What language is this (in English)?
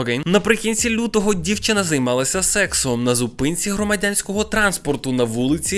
Ukrainian